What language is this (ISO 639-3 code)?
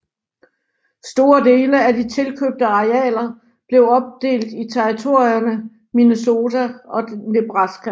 dan